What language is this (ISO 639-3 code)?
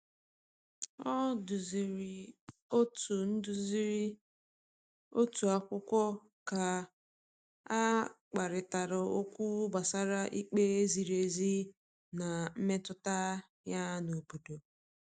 ibo